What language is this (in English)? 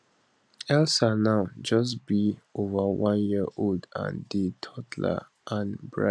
Nigerian Pidgin